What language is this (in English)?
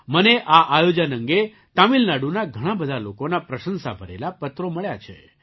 Gujarati